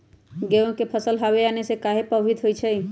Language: Magahi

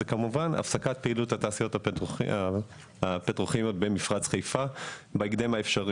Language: Hebrew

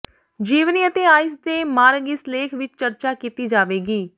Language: Punjabi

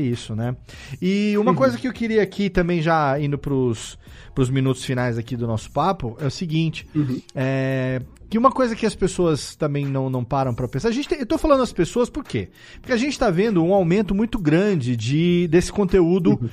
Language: Portuguese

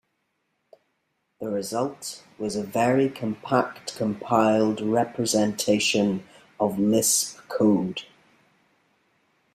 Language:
English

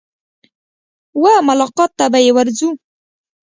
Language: Pashto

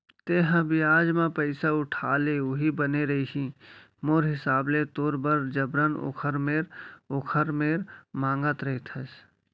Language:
Chhattisgarhi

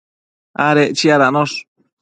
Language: Matsés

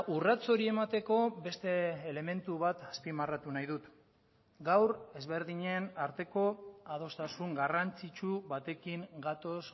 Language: Basque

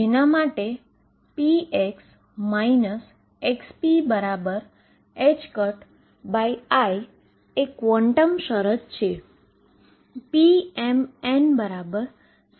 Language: Gujarati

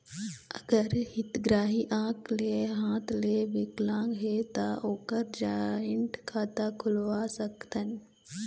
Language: Chhattisgarhi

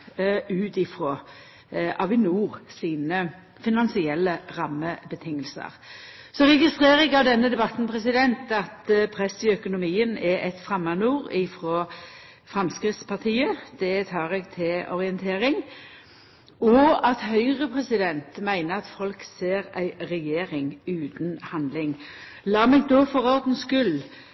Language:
Norwegian Nynorsk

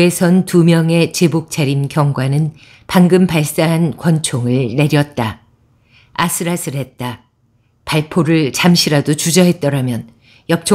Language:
Korean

